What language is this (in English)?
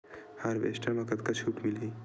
Chhattisgarhi